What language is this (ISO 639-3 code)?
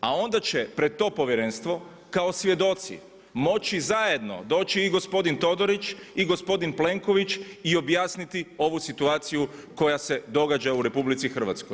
hrv